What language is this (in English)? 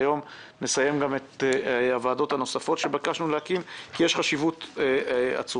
Hebrew